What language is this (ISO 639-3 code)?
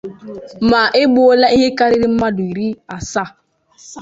ibo